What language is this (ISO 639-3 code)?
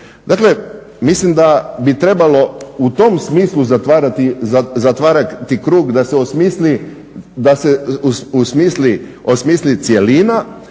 hrv